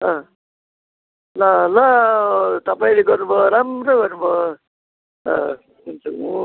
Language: Nepali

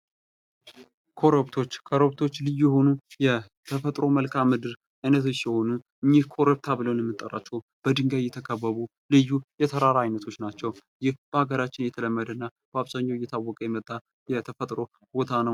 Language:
Amharic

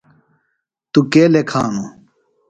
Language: Phalura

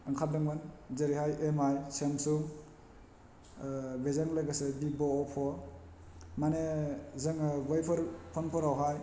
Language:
Bodo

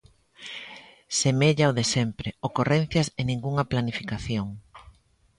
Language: Galician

